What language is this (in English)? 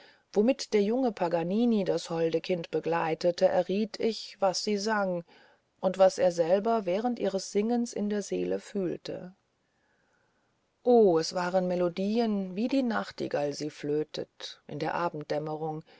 German